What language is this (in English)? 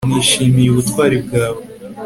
Kinyarwanda